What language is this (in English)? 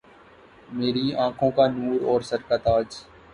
Urdu